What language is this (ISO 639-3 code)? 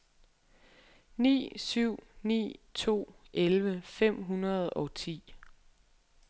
dan